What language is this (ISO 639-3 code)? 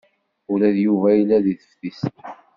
kab